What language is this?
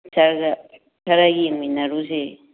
Manipuri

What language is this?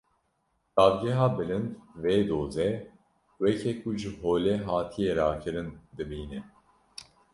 Kurdish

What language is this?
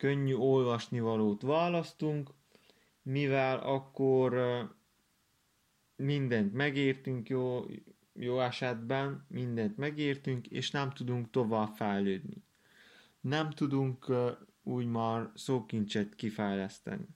Hungarian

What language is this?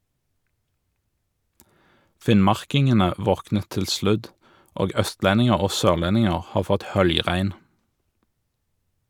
Norwegian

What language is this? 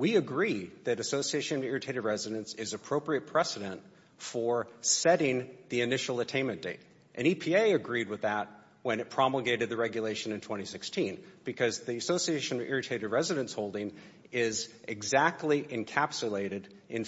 English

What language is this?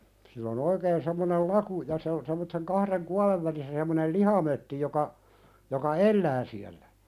Finnish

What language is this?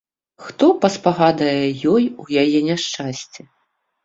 Belarusian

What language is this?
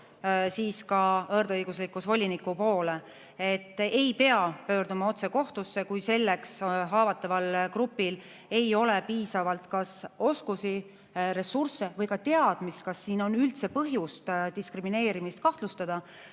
Estonian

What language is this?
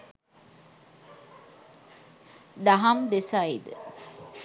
Sinhala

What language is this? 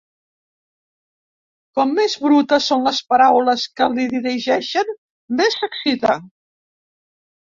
Catalan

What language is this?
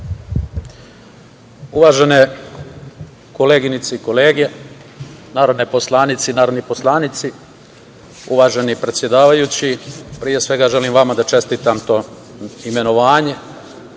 Serbian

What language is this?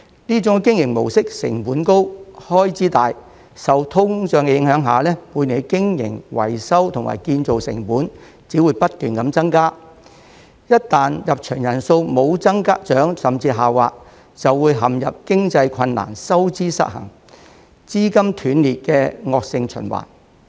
Cantonese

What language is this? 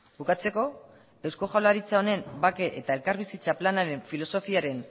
Basque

